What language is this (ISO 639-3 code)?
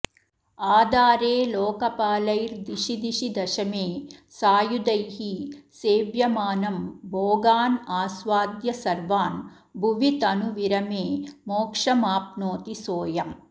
san